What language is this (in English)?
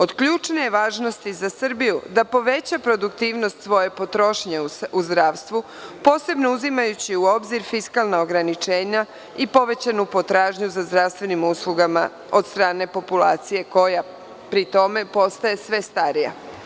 Serbian